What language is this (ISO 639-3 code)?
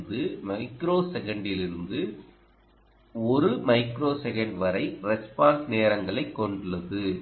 tam